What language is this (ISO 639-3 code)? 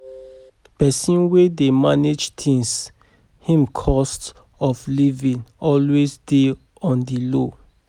pcm